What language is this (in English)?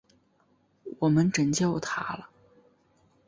Chinese